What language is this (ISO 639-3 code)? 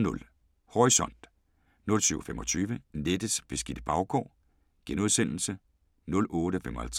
dan